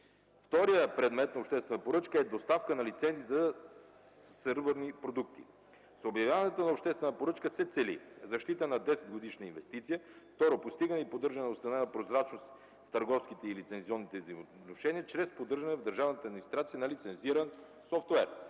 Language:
Bulgarian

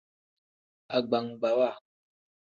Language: Tem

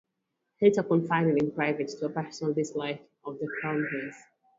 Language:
English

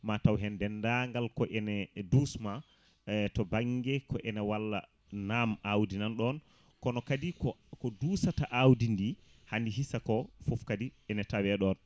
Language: Fula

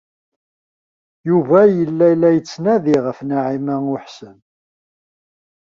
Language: Kabyle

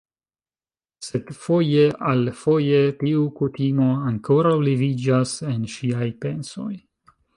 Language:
Esperanto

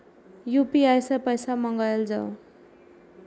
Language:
Maithili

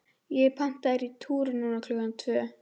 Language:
Icelandic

